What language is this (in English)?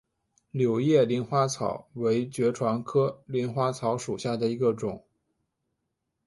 Chinese